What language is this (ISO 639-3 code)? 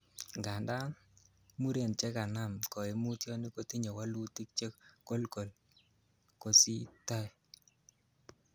kln